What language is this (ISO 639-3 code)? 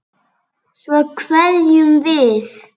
isl